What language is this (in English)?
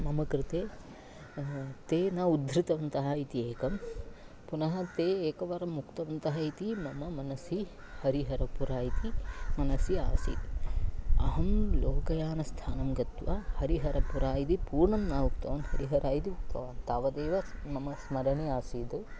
Sanskrit